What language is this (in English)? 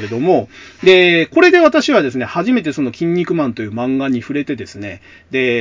Japanese